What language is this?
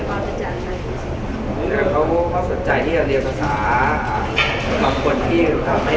Thai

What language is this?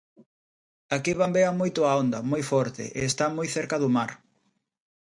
Galician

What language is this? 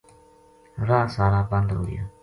Gujari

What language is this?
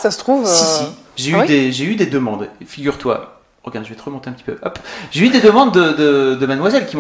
French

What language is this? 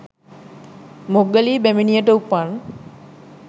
Sinhala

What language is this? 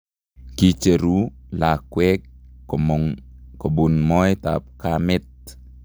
Kalenjin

